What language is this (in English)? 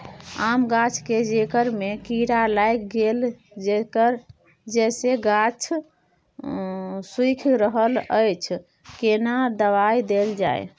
Maithili